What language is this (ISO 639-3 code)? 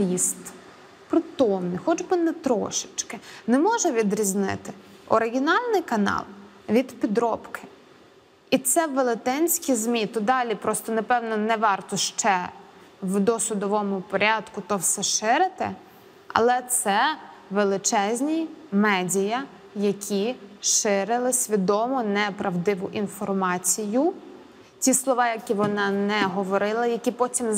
ukr